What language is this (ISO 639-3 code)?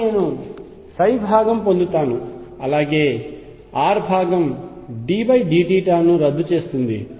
tel